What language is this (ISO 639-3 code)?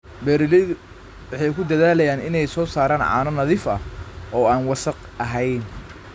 som